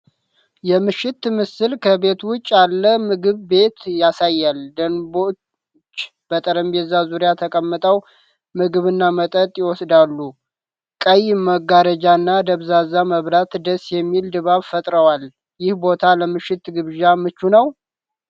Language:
Amharic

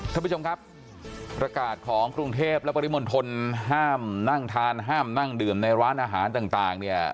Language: Thai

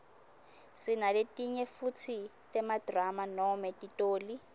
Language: Swati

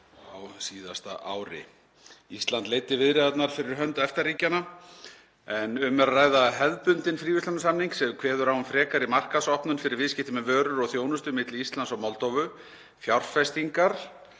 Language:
Icelandic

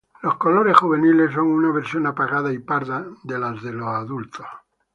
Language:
Spanish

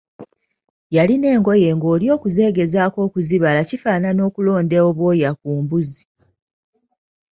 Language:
Ganda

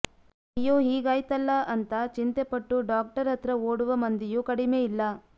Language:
Kannada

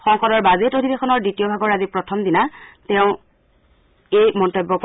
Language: Assamese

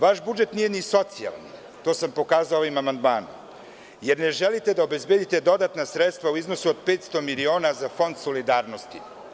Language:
Serbian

